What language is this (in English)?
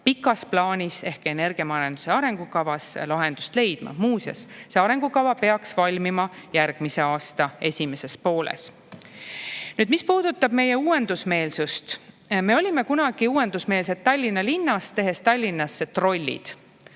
Estonian